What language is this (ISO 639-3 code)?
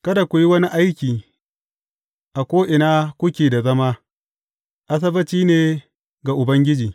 hau